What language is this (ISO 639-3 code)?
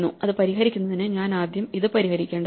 mal